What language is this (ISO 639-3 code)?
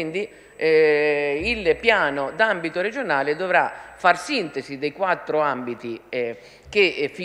ita